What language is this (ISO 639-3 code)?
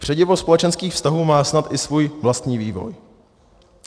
ces